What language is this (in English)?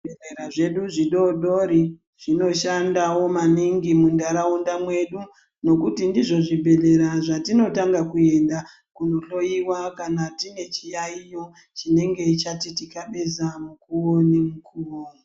Ndau